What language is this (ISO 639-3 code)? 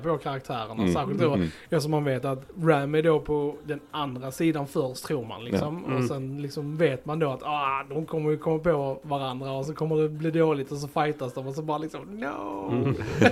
swe